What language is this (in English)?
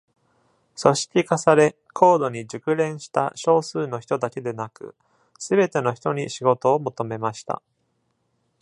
Japanese